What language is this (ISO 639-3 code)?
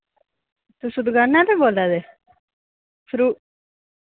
doi